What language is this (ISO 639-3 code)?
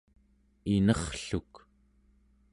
esu